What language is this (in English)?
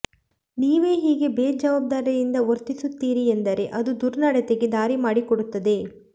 Kannada